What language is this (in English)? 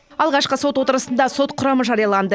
Kazakh